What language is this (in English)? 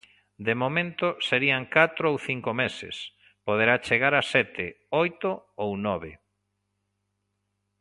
Galician